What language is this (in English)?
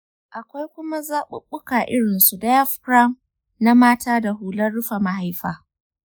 Hausa